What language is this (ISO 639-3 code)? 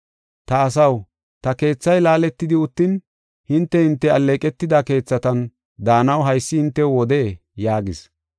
gof